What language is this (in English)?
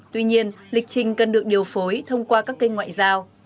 Vietnamese